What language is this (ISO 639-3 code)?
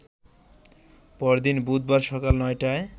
ben